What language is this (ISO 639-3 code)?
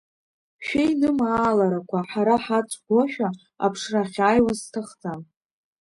abk